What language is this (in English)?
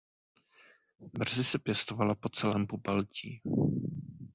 Czech